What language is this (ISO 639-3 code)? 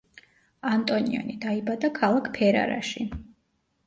kat